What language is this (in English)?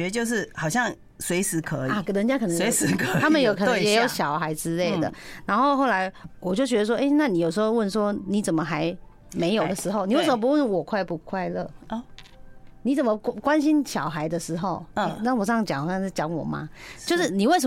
Chinese